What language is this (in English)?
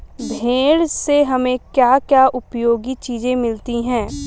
Hindi